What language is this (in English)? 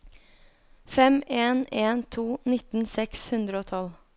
Norwegian